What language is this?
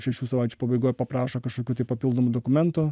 Lithuanian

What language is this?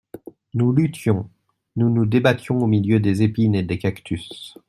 French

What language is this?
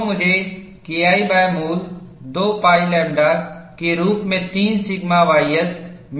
Hindi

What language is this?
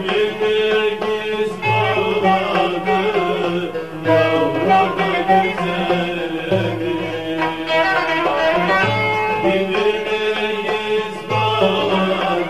Arabic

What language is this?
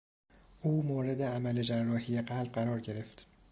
Persian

